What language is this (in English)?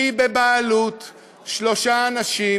Hebrew